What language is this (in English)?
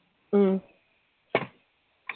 Malayalam